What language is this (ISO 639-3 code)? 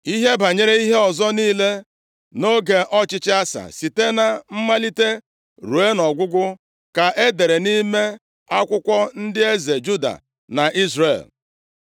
ibo